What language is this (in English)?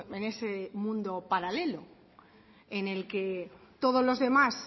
Spanish